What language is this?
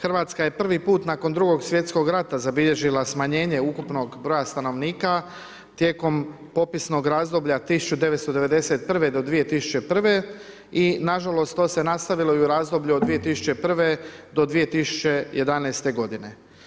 Croatian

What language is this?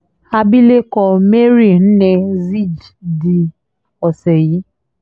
Yoruba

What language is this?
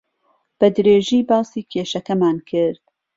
Central Kurdish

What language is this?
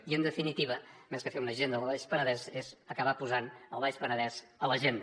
Catalan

